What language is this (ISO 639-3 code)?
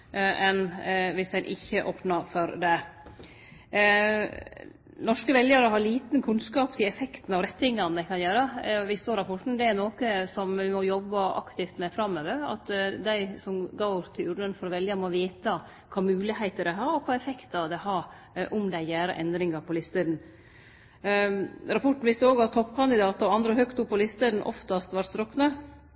nno